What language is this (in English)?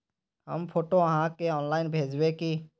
Magahi